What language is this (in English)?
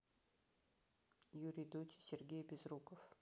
Russian